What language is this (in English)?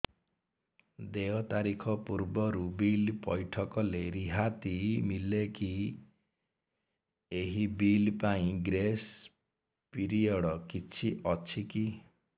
Odia